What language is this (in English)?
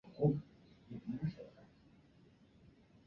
Chinese